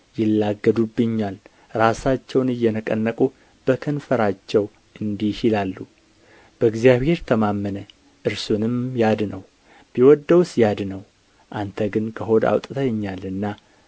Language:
Amharic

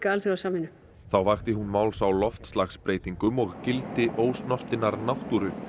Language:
Icelandic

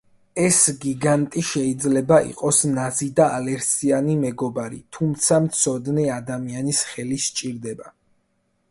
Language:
Georgian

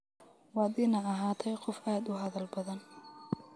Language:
Somali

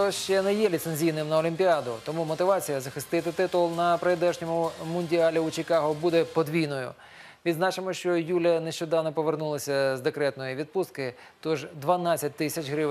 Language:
Ukrainian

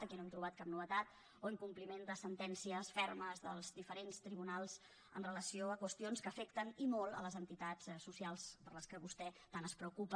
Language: Catalan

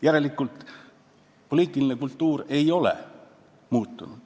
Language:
Estonian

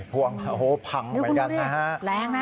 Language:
Thai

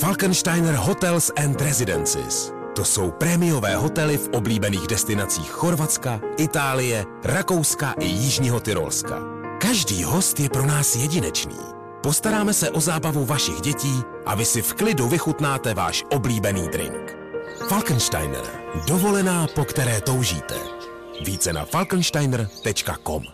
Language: Czech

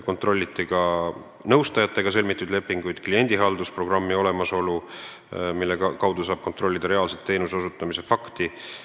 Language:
Estonian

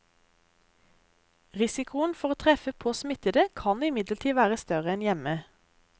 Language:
Norwegian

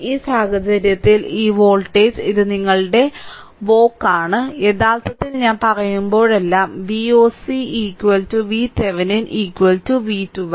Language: Malayalam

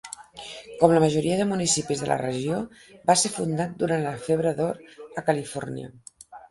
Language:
Catalan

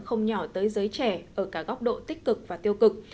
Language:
Vietnamese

